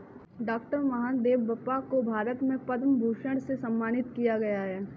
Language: Hindi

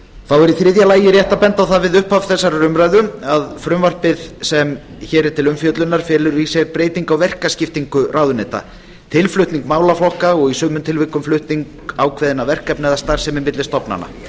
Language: Icelandic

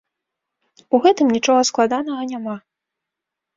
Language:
Belarusian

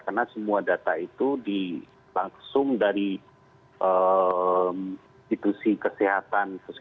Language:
Indonesian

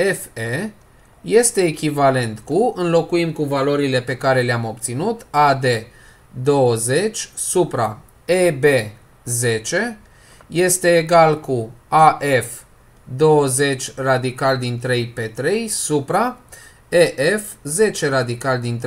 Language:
Romanian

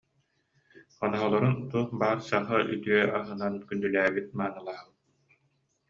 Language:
Yakut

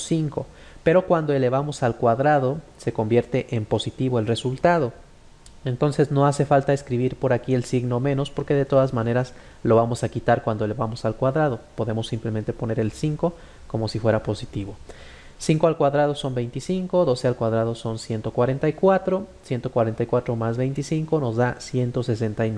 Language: Spanish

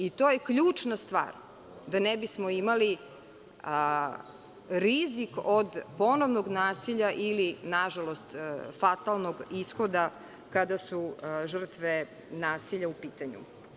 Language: Serbian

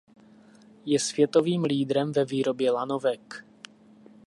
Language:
Czech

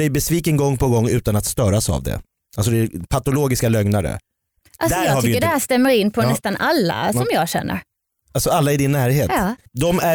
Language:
Swedish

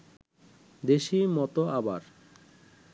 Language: Bangla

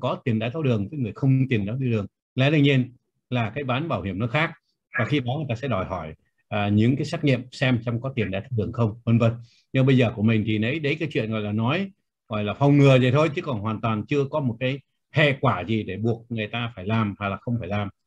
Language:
Vietnamese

